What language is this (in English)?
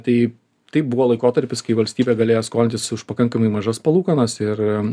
Lithuanian